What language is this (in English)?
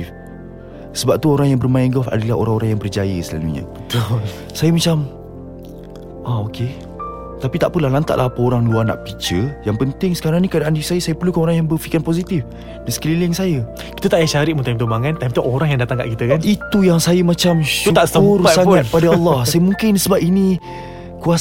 Malay